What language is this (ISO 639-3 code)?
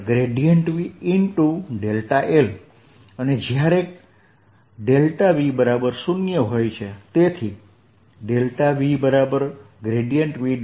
guj